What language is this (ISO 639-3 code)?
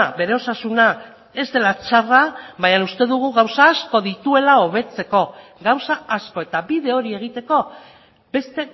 eus